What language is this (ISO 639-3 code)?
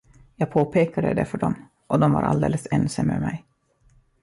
swe